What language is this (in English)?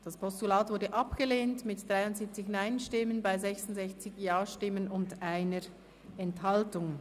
Swiss German